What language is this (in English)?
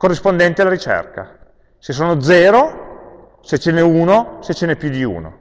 Italian